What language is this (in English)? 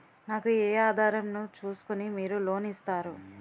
Telugu